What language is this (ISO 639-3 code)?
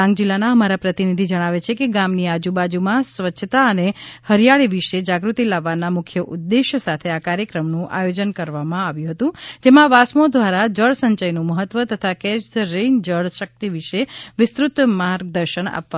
guj